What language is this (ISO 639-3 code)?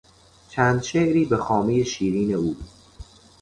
fas